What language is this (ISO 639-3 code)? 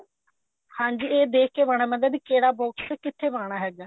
pan